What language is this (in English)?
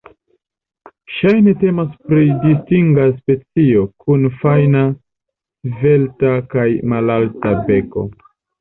Esperanto